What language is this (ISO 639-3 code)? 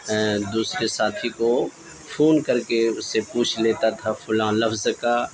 urd